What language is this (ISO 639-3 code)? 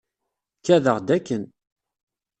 kab